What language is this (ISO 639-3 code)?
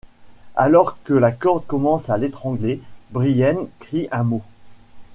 fra